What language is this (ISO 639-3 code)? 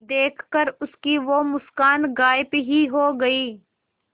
hin